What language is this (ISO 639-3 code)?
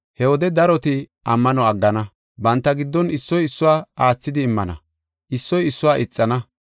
gof